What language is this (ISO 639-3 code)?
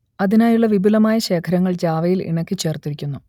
mal